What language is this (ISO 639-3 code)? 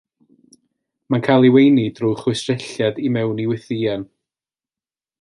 cym